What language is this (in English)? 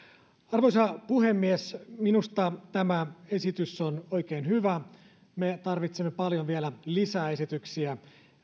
Finnish